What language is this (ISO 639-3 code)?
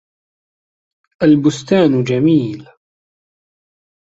ara